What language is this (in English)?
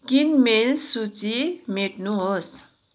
Nepali